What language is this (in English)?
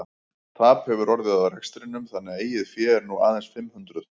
Icelandic